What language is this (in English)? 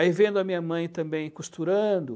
Portuguese